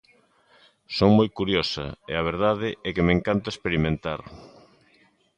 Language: Galician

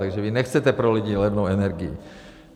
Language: Czech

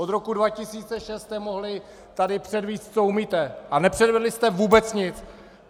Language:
Czech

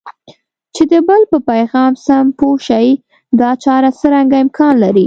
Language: Pashto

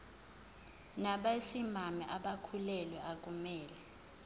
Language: Zulu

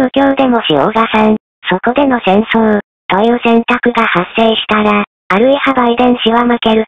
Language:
Japanese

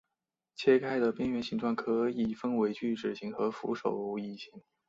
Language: Chinese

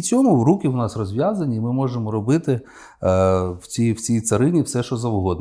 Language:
Ukrainian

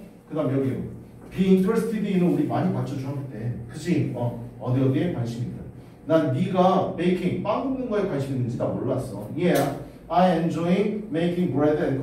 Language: Korean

